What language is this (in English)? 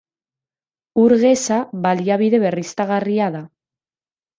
Basque